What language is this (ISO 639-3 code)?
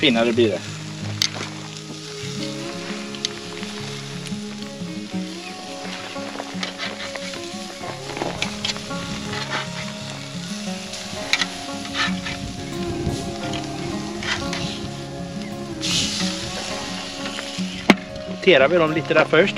swe